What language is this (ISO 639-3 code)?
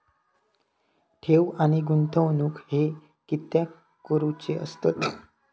mar